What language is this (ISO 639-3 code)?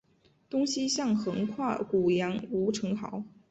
zho